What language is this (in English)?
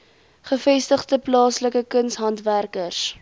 Afrikaans